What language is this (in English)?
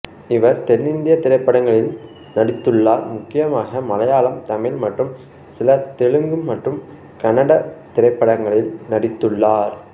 Tamil